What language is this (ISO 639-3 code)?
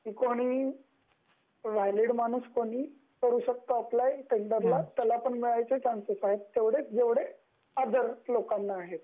mar